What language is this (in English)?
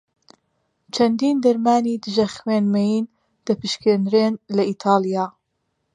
Central Kurdish